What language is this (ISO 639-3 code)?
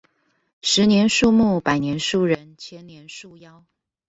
zho